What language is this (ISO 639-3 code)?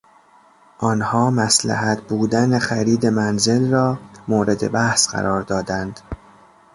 fas